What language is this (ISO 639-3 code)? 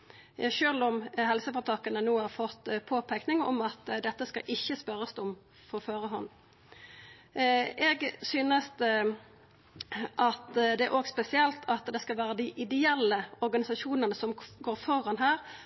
nno